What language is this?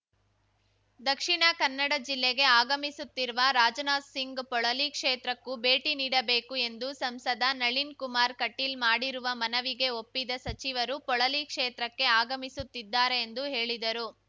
Kannada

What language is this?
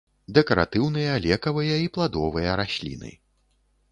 Belarusian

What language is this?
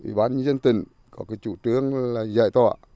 Vietnamese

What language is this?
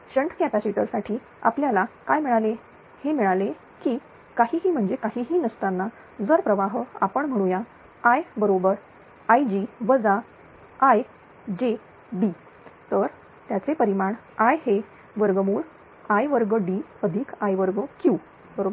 Marathi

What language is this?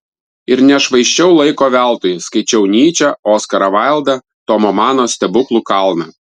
Lithuanian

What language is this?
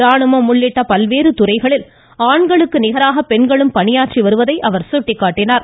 Tamil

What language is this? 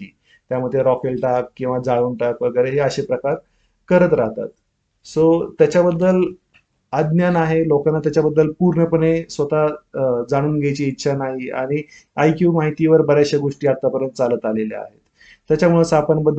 Marathi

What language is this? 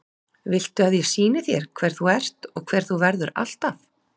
Icelandic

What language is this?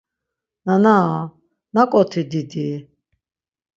Laz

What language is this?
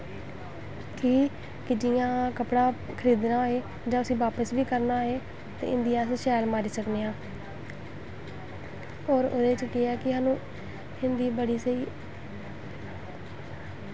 Dogri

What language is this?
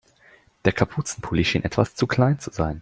German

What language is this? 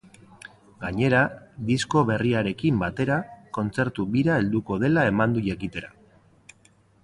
Basque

